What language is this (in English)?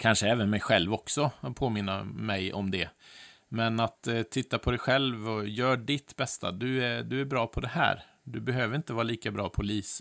Swedish